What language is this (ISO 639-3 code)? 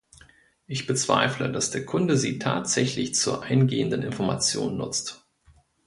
deu